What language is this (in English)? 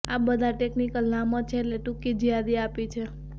Gujarati